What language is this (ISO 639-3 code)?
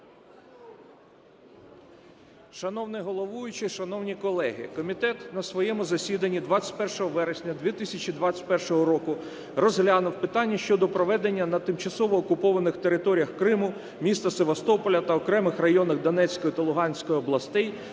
ukr